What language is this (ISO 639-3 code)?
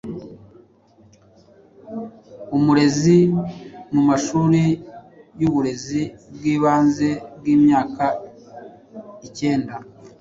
kin